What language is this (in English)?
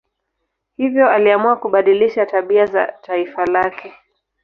Swahili